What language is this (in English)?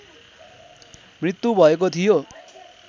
Nepali